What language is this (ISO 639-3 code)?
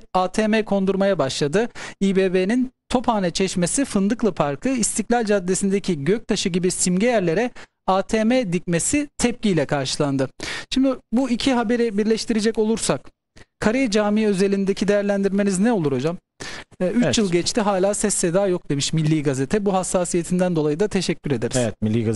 tur